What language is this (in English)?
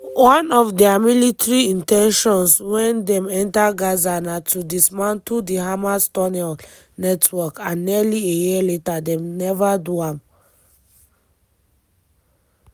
Nigerian Pidgin